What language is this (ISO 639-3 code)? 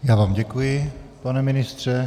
ces